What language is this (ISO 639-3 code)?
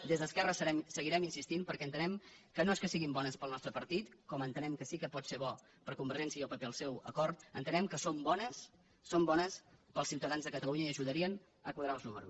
cat